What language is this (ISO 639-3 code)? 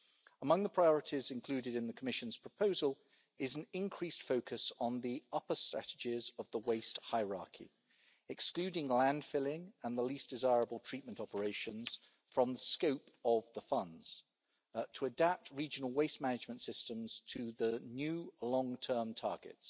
eng